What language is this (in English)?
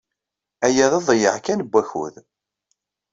Kabyle